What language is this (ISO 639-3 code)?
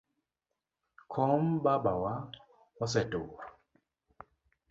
luo